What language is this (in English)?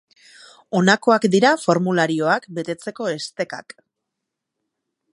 Basque